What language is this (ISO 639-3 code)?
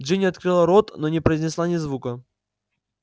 rus